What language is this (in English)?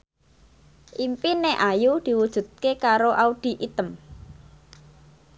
Javanese